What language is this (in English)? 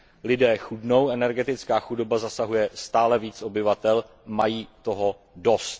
Czech